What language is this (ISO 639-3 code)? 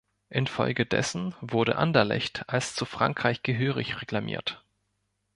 deu